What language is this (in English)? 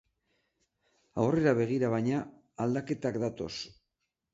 Basque